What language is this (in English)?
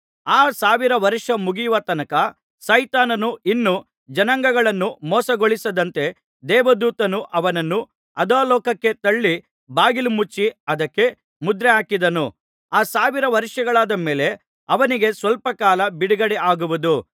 Kannada